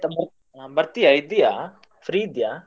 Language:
Kannada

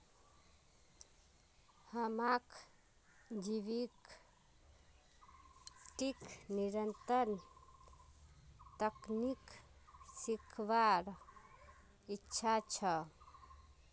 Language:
Magahi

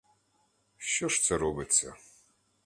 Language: Ukrainian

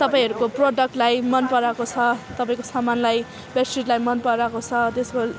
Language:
Nepali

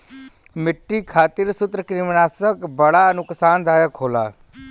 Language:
Bhojpuri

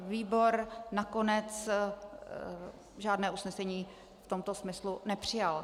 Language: Czech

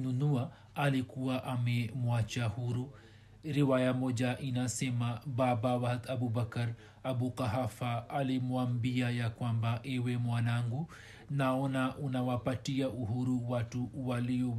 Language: Swahili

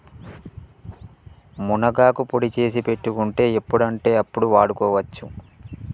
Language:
Telugu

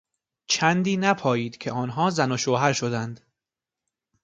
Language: Persian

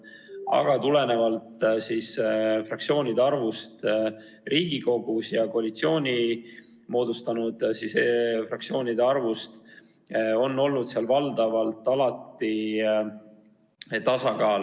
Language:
Estonian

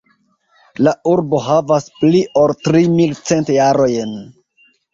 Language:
Esperanto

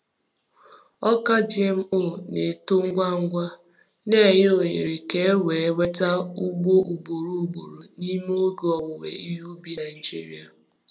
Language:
Igbo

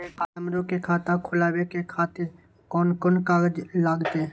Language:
Maithili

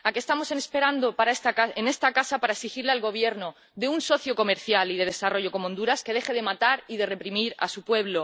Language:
Spanish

